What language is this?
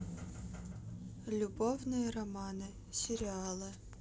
Russian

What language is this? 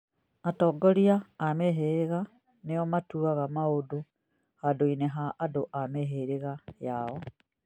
Kikuyu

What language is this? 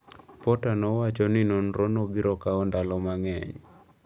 Luo (Kenya and Tanzania)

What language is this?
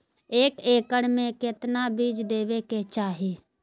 Magahi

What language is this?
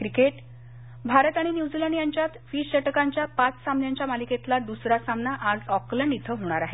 Marathi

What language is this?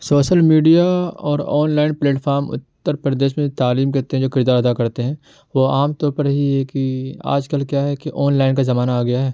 Urdu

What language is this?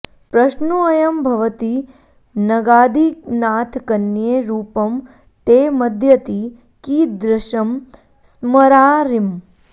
Sanskrit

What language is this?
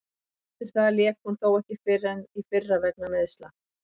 Icelandic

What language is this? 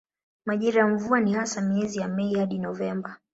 Swahili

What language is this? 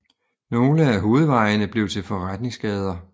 Danish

